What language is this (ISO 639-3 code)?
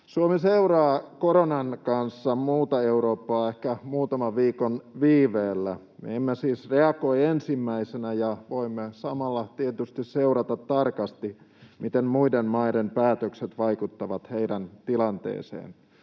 fin